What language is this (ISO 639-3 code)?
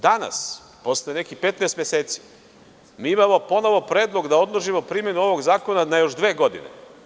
srp